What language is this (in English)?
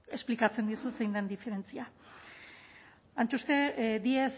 Basque